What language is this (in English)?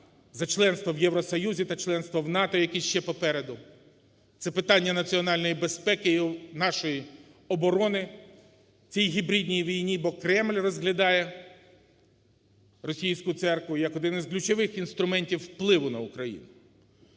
Ukrainian